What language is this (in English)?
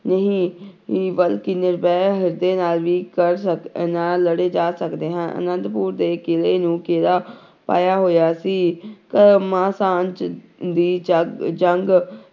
Punjabi